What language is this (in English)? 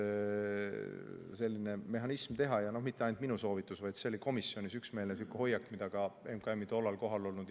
Estonian